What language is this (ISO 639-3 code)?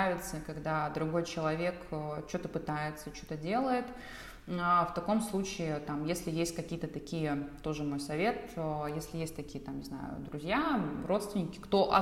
rus